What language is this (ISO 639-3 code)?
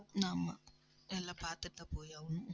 tam